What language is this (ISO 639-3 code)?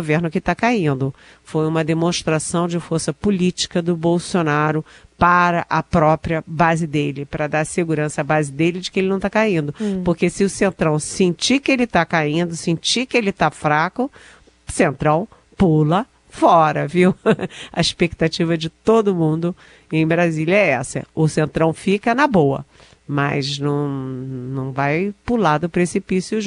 por